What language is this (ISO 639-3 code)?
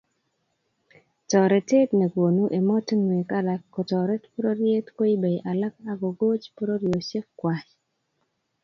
kln